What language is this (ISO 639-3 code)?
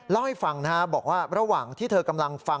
tha